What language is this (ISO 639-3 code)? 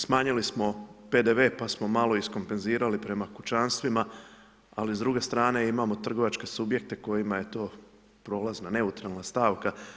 hrv